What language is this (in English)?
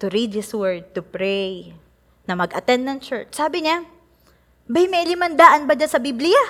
Filipino